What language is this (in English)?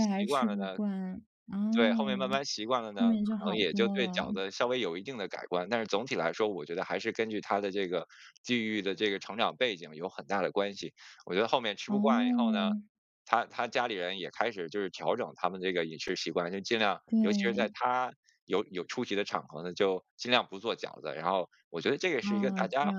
Chinese